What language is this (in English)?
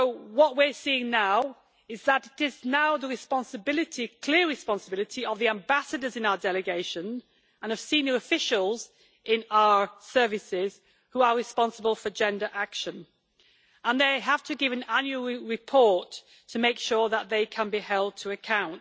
English